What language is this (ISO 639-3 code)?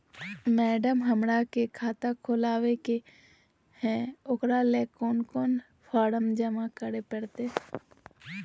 mag